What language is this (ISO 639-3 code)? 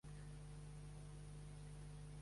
cat